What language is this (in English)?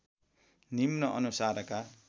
Nepali